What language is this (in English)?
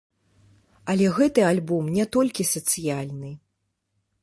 Belarusian